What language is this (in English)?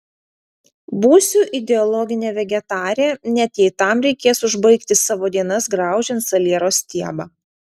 Lithuanian